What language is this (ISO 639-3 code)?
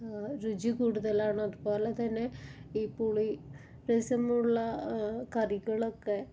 mal